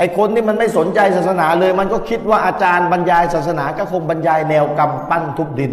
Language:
Thai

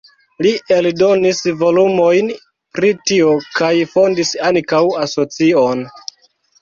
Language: Esperanto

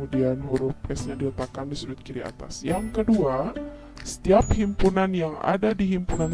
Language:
Indonesian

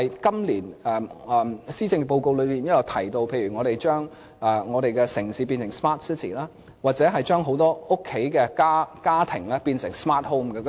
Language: Cantonese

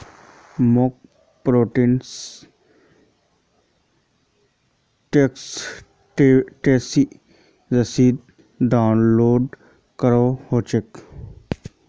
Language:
Magahi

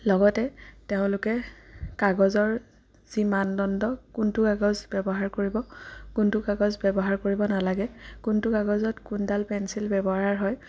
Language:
Assamese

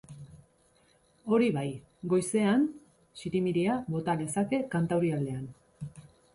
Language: Basque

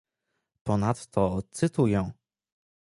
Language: Polish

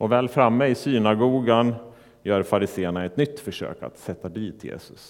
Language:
Swedish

